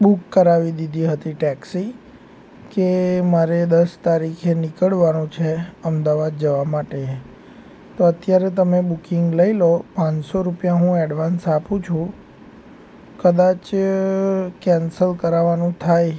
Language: Gujarati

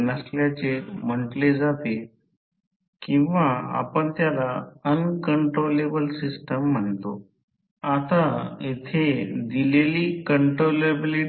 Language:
Marathi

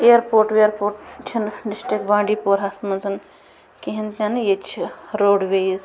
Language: Kashmiri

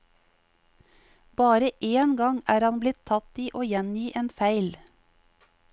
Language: Norwegian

